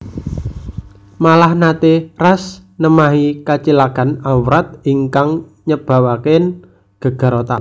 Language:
Javanese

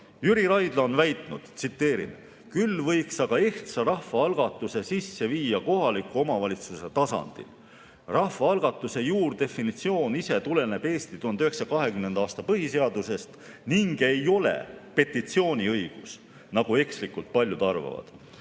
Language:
Estonian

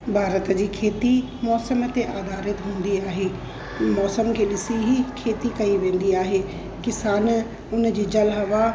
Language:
Sindhi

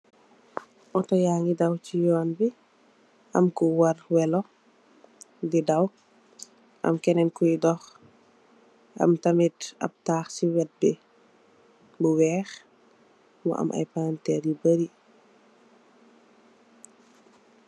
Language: Wolof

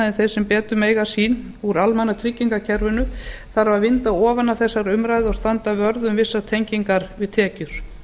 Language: Icelandic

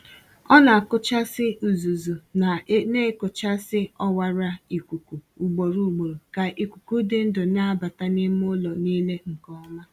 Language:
Igbo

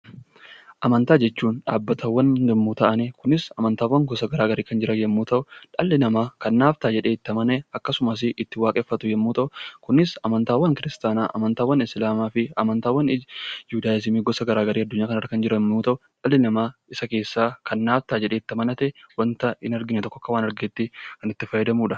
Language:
Oromo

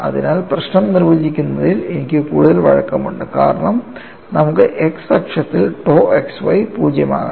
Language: Malayalam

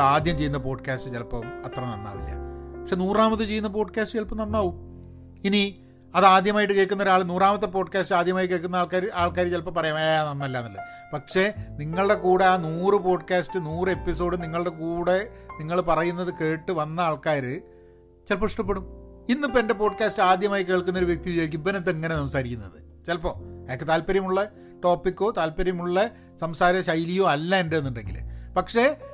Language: Malayalam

